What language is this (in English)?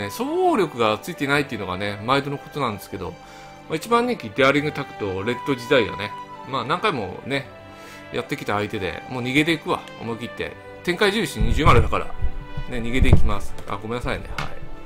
Japanese